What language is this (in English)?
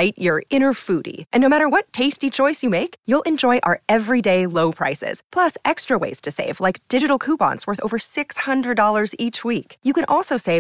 Thai